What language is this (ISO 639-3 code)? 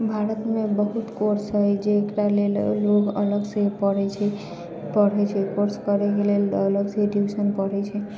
mai